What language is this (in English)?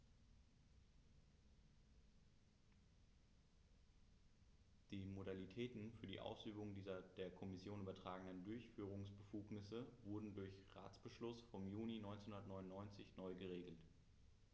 German